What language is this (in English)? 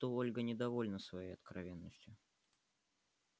Russian